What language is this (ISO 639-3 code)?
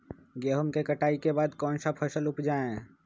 mag